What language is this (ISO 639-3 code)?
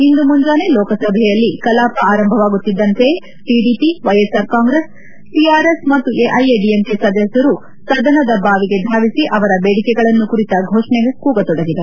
kan